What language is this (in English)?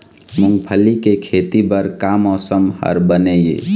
Chhattisgarhi